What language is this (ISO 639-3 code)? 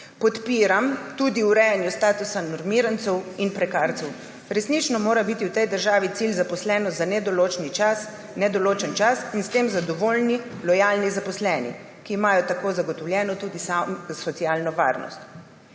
slv